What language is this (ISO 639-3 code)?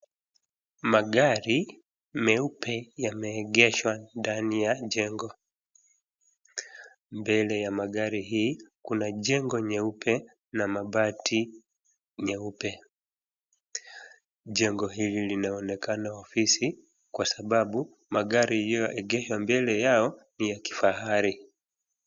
swa